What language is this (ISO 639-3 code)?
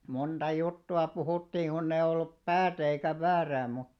fin